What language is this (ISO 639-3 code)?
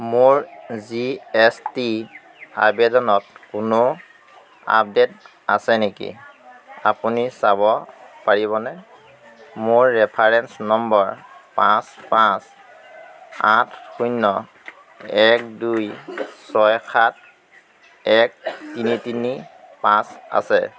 asm